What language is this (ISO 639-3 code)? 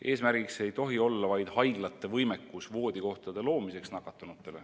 est